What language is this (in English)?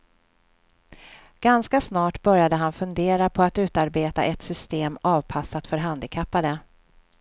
Swedish